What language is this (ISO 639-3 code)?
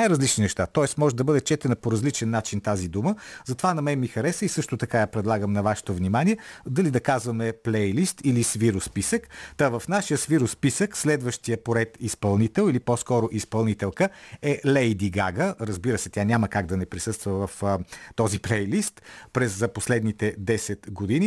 bul